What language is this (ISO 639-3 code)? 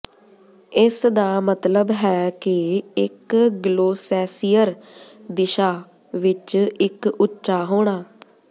pan